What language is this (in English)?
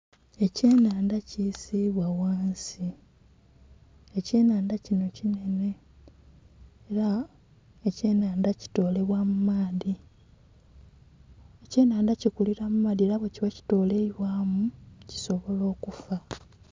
Soga